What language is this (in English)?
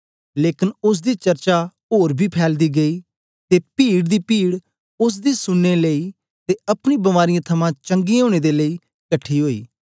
Dogri